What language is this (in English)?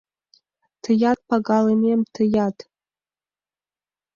Mari